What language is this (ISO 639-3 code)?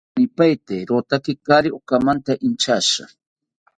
cpy